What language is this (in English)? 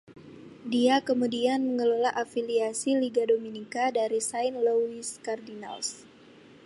Indonesian